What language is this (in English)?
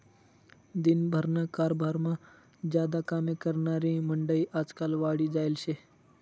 Marathi